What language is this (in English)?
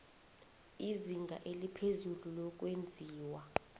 South Ndebele